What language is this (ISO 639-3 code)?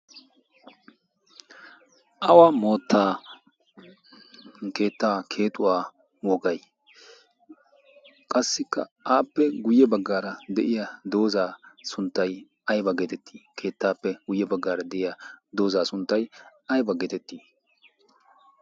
wal